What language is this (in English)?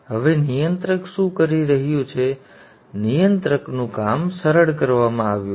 Gujarati